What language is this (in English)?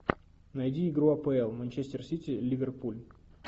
Russian